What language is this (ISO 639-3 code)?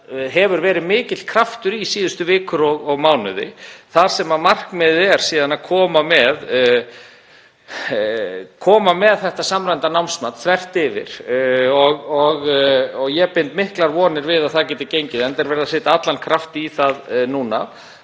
isl